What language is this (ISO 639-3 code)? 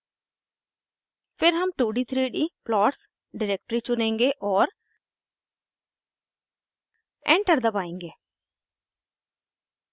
hin